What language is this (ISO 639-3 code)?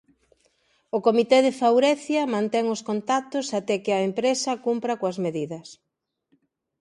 glg